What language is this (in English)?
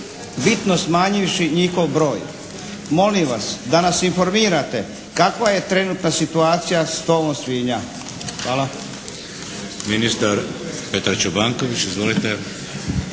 Croatian